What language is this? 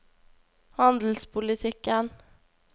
Norwegian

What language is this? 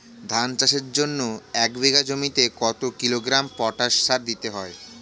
Bangla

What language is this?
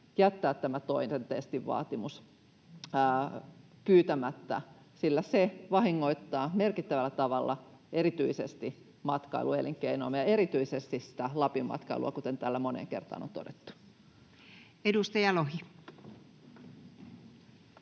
Finnish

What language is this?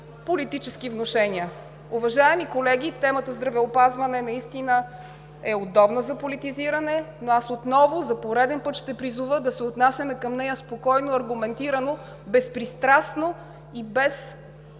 Bulgarian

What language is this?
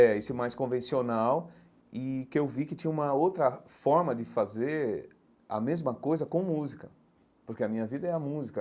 Portuguese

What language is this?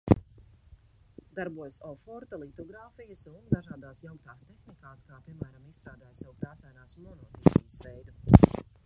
Latvian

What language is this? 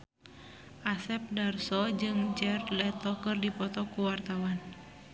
Sundanese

